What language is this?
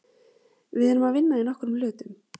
Icelandic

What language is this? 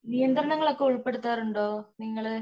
Malayalam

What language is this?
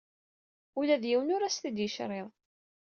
Kabyle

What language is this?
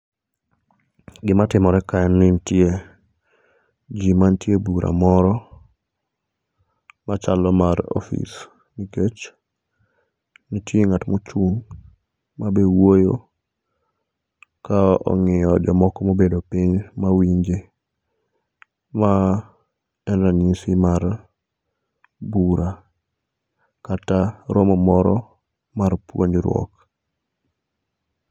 Luo (Kenya and Tanzania)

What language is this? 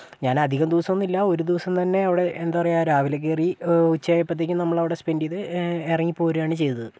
Malayalam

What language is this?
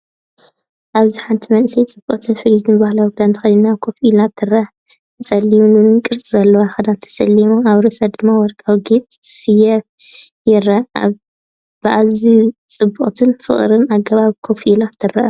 Tigrinya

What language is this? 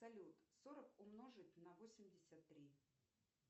Russian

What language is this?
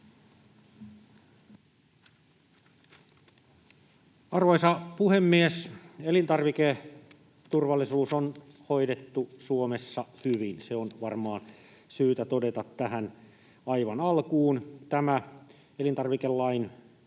Finnish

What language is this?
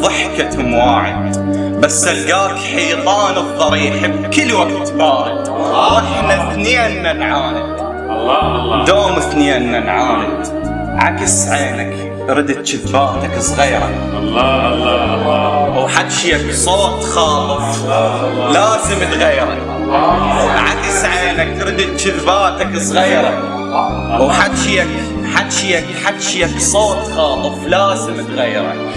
Arabic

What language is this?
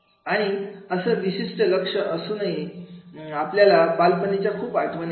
Marathi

